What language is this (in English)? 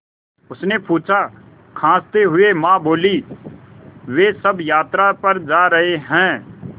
Hindi